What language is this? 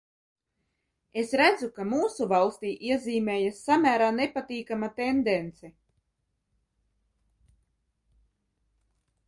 Latvian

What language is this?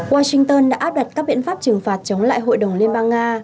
Vietnamese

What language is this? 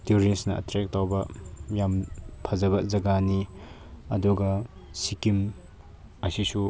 Manipuri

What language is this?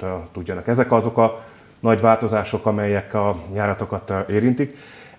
Hungarian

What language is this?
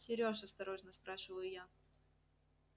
Russian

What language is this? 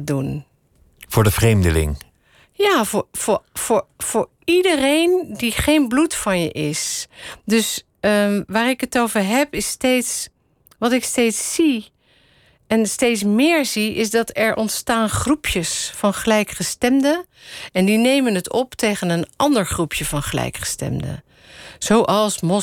Dutch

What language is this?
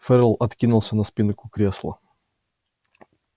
Russian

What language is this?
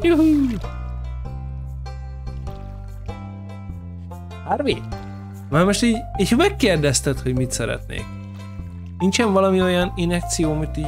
Hungarian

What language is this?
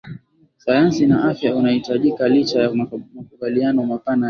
Swahili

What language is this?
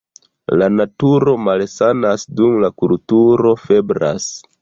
Esperanto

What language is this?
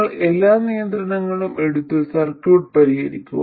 Malayalam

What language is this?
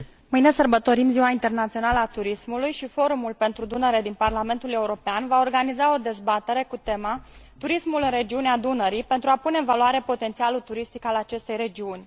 Romanian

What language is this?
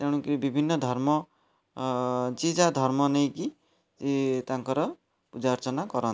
Odia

